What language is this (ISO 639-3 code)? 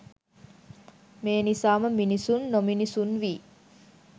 sin